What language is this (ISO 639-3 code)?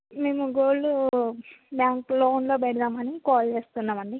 tel